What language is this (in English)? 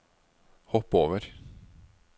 Norwegian